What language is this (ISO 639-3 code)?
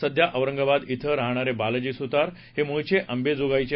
mar